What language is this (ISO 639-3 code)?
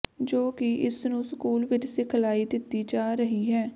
pan